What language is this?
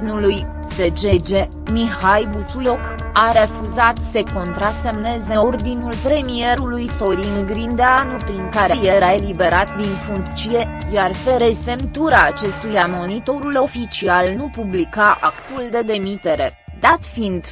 Romanian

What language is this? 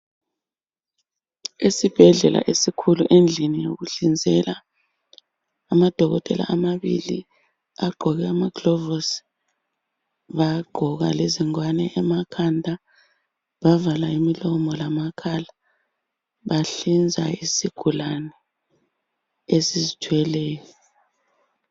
North Ndebele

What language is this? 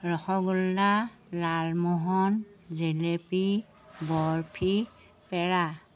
Assamese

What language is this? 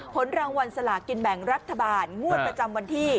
Thai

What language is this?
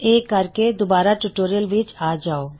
Punjabi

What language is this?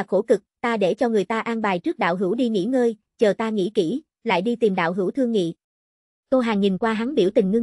Vietnamese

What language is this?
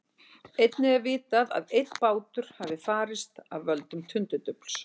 Icelandic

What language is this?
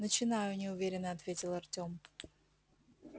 Russian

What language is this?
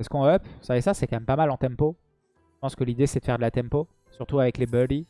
French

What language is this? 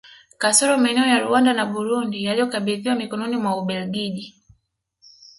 Swahili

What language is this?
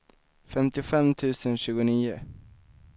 Swedish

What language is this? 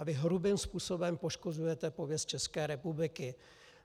Czech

